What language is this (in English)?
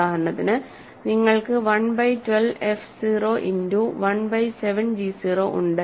Malayalam